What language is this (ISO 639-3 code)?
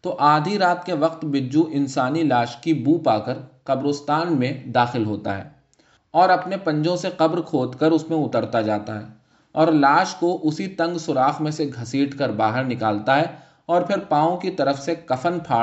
urd